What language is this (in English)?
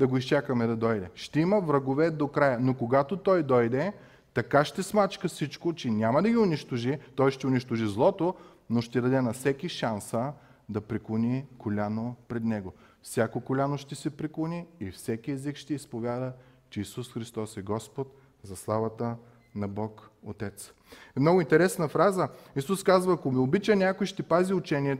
Bulgarian